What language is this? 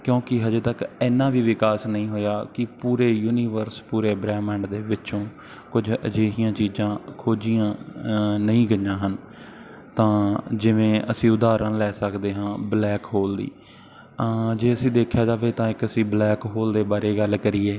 Punjabi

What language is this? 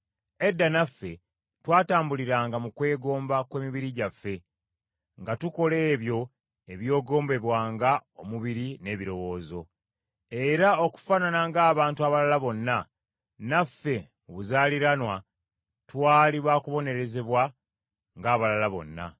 Ganda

